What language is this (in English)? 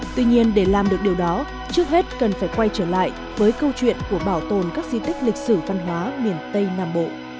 Vietnamese